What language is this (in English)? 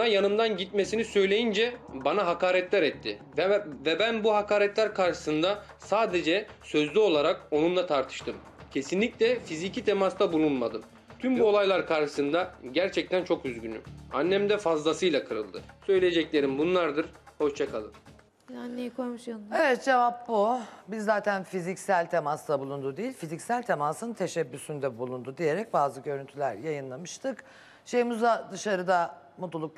Turkish